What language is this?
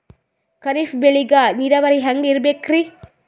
Kannada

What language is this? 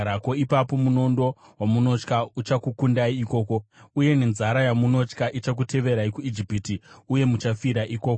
Shona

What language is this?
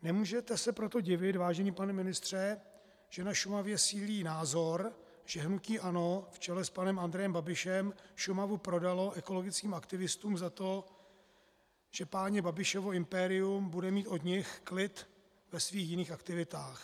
Czech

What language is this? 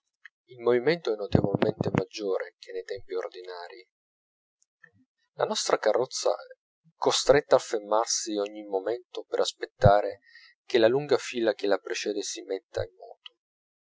Italian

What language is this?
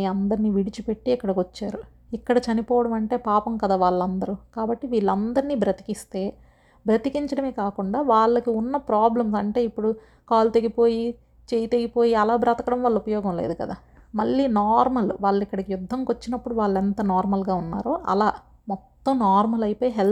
Telugu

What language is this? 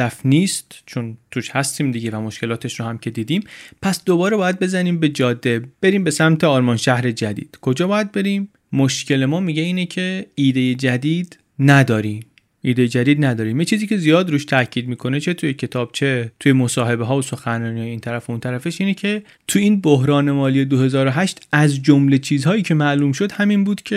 Persian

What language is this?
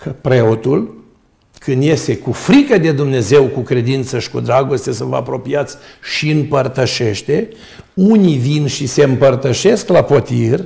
Romanian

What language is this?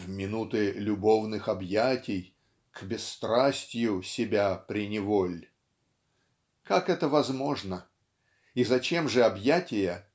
Russian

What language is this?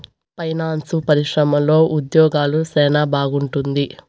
Telugu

